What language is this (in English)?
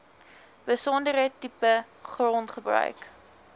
Afrikaans